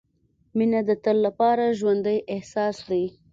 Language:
Pashto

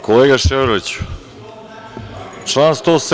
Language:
Serbian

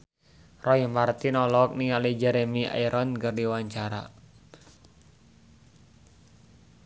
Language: Sundanese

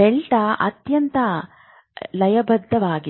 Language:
Kannada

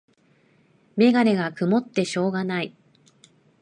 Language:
Japanese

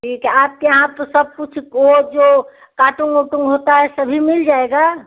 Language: Hindi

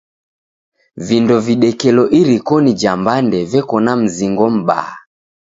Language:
Taita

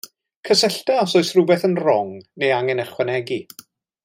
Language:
Welsh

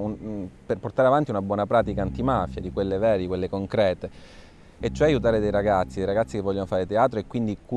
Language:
Italian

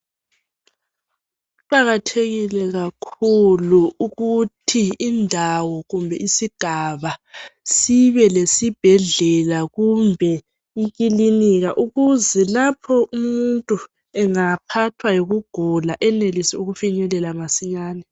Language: North Ndebele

